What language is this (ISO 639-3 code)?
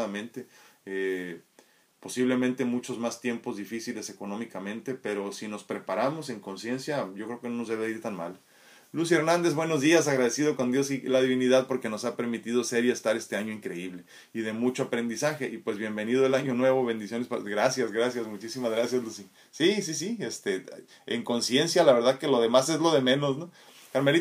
spa